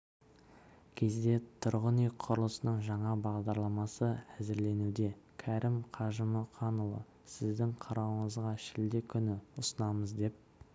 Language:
Kazakh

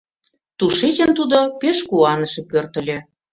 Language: Mari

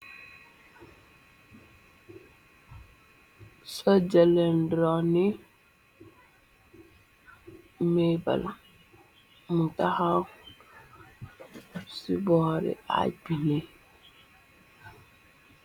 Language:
Wolof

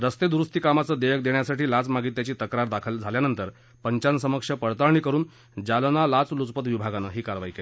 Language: Marathi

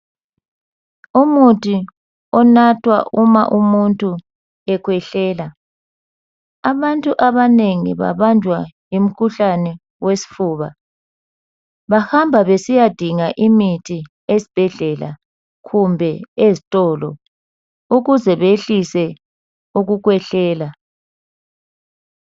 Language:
North Ndebele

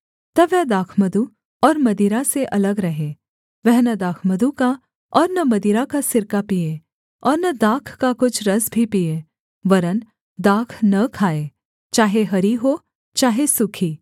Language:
Hindi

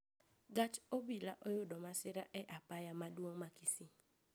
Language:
Luo (Kenya and Tanzania)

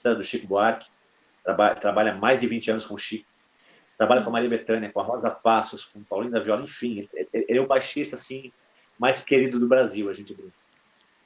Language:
Portuguese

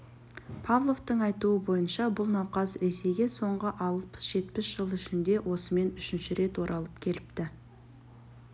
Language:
Kazakh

